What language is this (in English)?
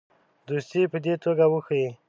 Pashto